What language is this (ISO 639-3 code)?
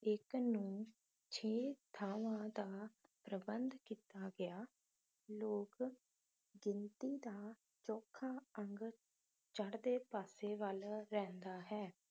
pan